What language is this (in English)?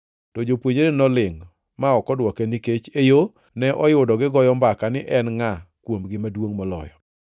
Luo (Kenya and Tanzania)